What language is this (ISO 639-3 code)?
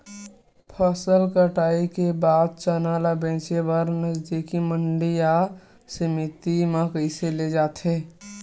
hne